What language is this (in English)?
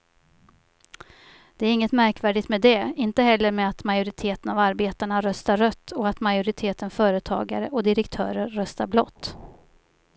Swedish